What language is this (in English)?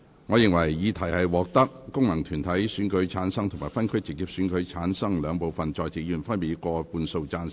Cantonese